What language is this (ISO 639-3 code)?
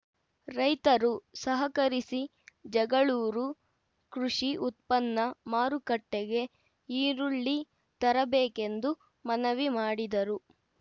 kan